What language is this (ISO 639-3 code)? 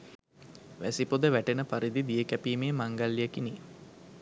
sin